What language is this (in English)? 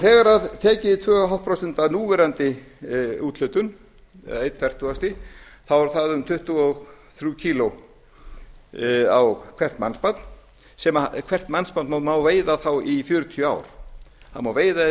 Icelandic